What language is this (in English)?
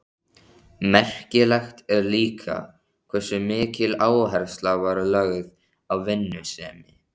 Icelandic